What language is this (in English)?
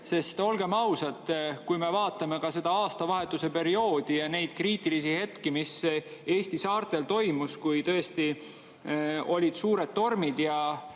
Estonian